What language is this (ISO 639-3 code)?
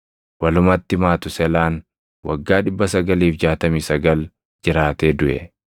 orm